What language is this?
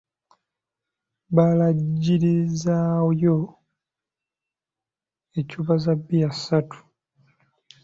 Ganda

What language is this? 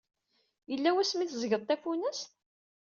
Kabyle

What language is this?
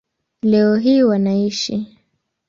Swahili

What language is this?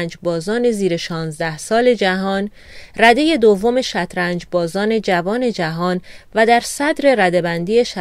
Persian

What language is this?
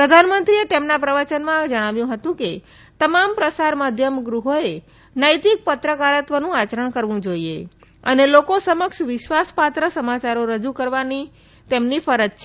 Gujarati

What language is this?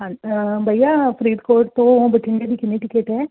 Punjabi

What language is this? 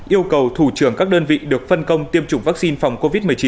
Vietnamese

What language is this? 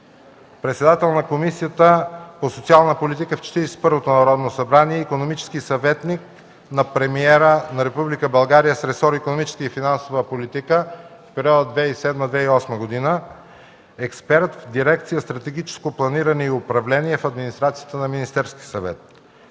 Bulgarian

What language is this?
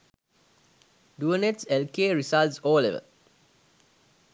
Sinhala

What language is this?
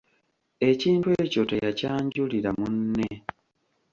Ganda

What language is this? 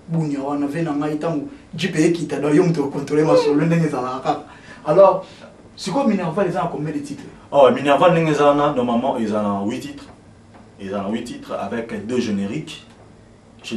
French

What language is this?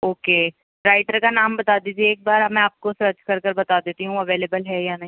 Urdu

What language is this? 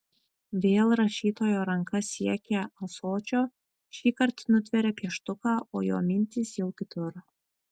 Lithuanian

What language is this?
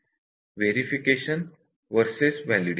Marathi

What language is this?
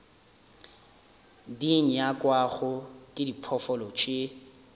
Northern Sotho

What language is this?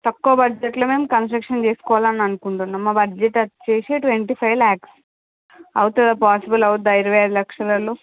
Telugu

